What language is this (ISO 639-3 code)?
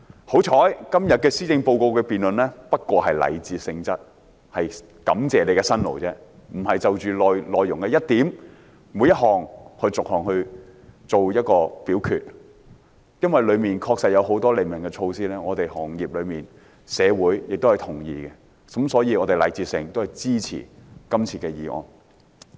yue